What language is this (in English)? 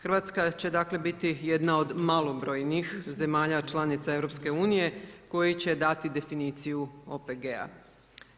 Croatian